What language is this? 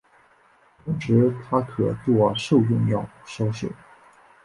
Chinese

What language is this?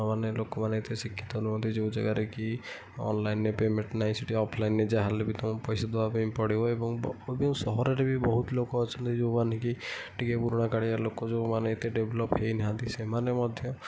Odia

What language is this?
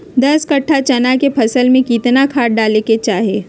Magahi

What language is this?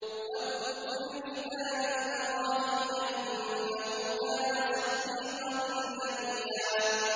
Arabic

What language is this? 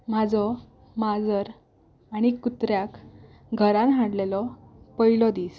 Konkani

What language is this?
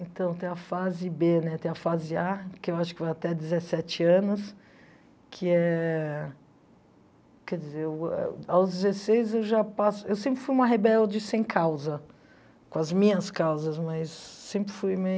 Portuguese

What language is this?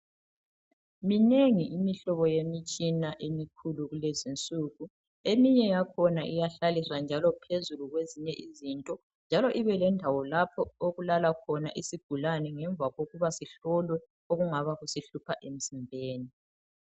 North Ndebele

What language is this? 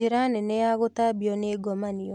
Kikuyu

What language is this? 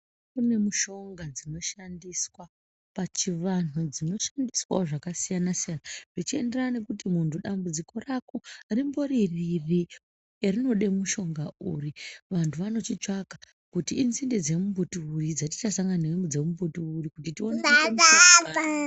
Ndau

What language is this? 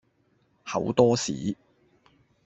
Cantonese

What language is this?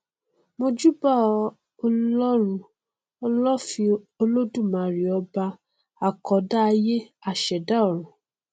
Yoruba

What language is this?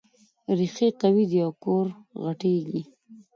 Pashto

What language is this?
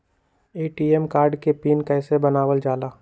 Magahi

